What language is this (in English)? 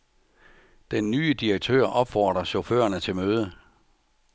Danish